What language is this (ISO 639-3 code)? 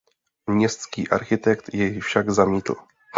ces